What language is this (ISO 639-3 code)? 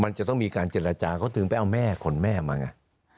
tha